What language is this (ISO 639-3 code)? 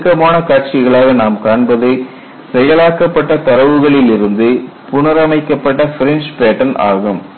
tam